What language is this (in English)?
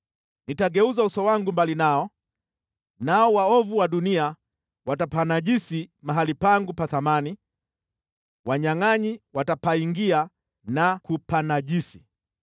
Swahili